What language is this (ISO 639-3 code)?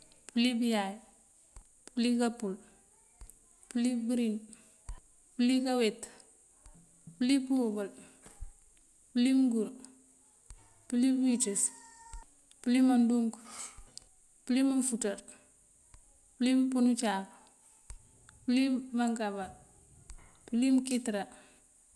mfv